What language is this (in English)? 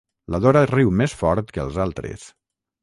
Catalan